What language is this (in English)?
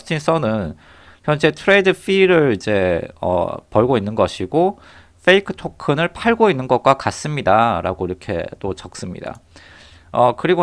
Korean